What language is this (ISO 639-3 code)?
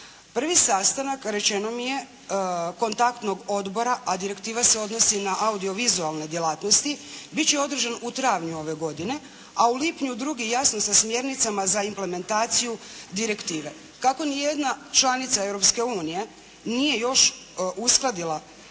hrv